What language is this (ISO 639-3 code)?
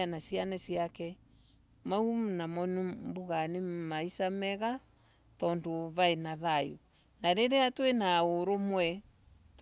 ebu